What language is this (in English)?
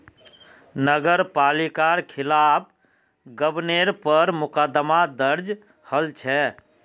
Magahi